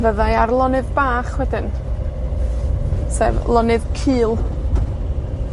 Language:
Welsh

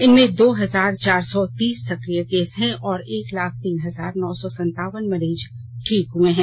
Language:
Hindi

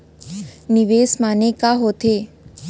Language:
Chhattisgarhi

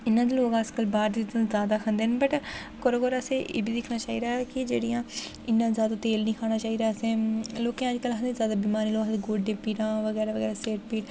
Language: Dogri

